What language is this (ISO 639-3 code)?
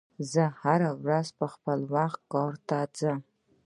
pus